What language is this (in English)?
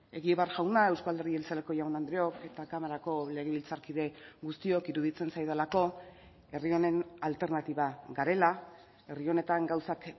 Basque